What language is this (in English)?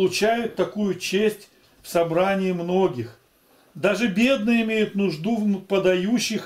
Russian